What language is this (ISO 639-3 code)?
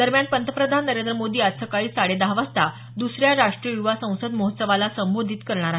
mar